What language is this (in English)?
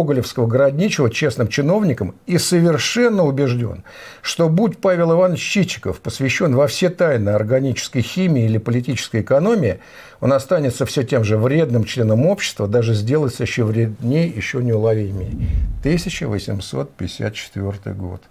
Russian